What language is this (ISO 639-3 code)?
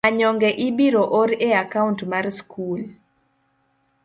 luo